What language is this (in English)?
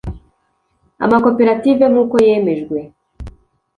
Kinyarwanda